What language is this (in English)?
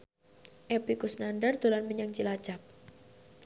Javanese